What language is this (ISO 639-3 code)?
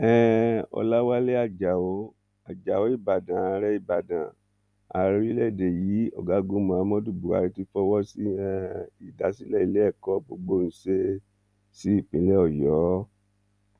yor